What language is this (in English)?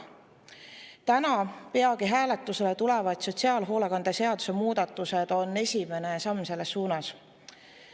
Estonian